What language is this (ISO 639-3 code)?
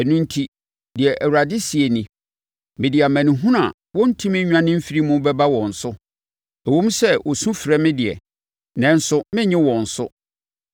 aka